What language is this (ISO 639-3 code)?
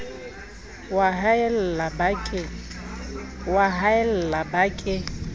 sot